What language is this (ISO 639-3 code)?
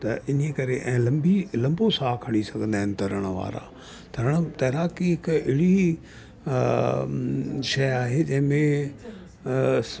snd